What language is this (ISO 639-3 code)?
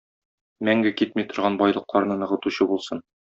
tat